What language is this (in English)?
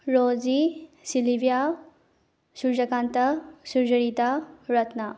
Manipuri